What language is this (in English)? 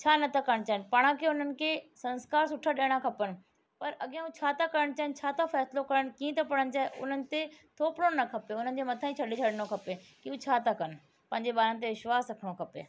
Sindhi